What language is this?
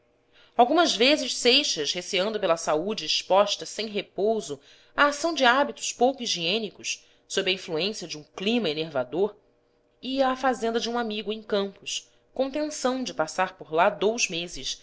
Portuguese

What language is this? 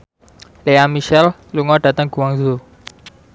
Javanese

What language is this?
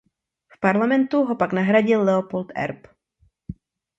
Czech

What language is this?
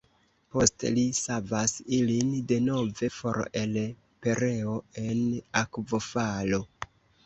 Esperanto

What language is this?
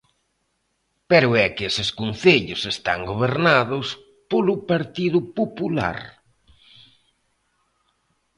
Galician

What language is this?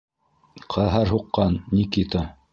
Bashkir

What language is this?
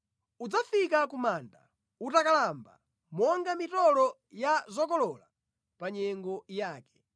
Nyanja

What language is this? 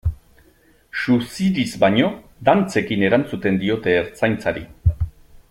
Basque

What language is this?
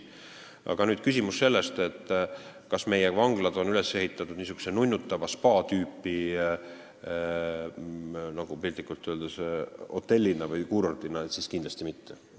Estonian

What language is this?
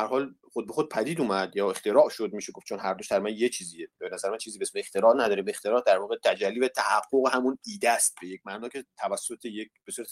Persian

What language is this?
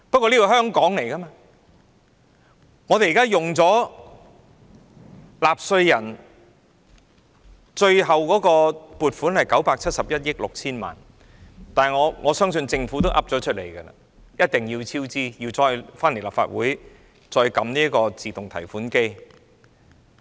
Cantonese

